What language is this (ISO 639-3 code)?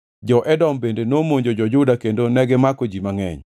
luo